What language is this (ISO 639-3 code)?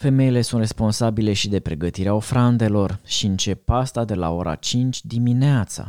ron